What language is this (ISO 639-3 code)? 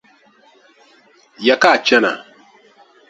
dag